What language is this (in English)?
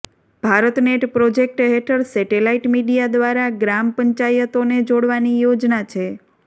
Gujarati